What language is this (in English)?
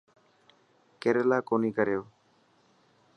Dhatki